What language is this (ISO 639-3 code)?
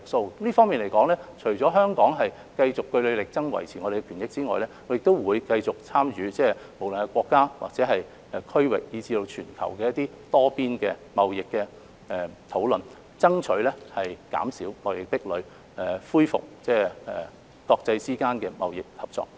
yue